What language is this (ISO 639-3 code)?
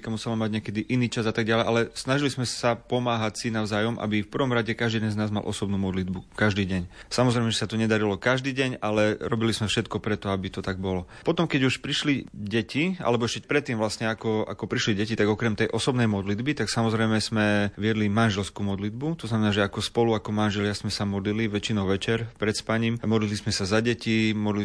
slk